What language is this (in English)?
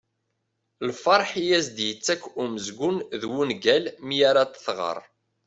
Kabyle